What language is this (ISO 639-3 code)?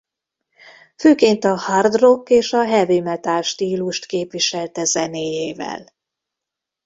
hun